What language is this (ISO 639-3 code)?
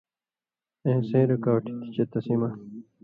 mvy